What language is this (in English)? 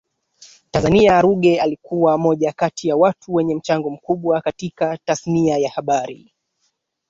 Swahili